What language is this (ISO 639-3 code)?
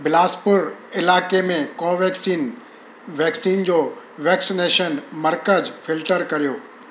snd